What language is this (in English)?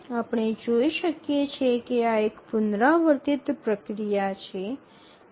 Gujarati